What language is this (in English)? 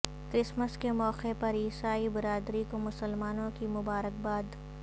Urdu